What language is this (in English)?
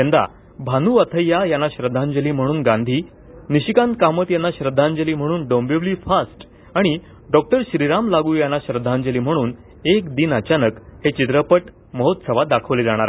Marathi